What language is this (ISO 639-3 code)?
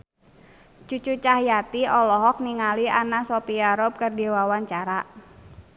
sun